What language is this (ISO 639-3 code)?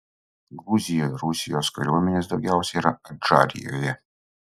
lit